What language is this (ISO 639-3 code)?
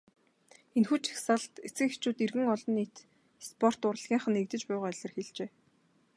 mon